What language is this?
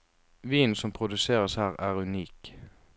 Norwegian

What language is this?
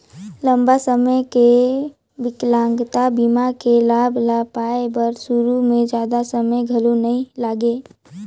Chhattisgarhi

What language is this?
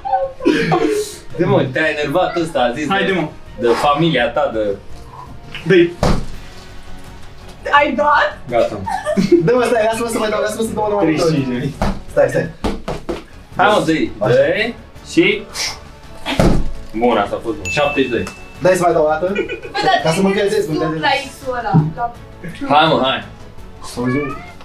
Romanian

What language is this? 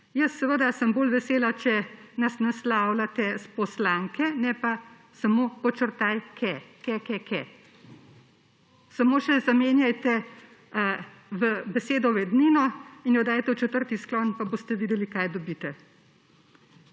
Slovenian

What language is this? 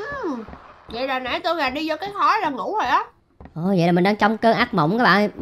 Vietnamese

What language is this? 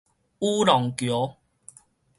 Min Nan Chinese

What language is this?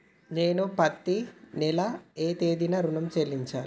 Telugu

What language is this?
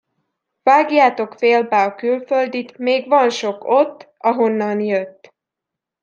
Hungarian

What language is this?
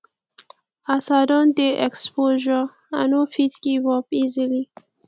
Nigerian Pidgin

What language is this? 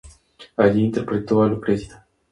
Spanish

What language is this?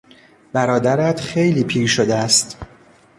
Persian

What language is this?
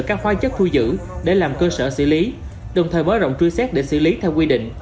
Vietnamese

